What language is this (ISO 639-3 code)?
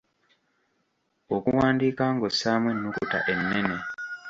lug